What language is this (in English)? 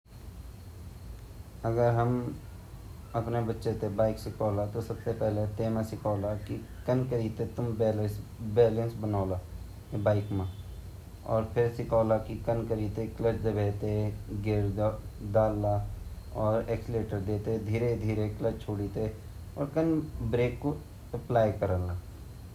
Garhwali